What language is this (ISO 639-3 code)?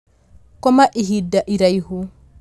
kik